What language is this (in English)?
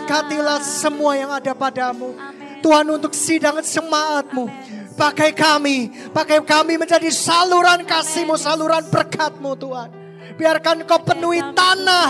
Indonesian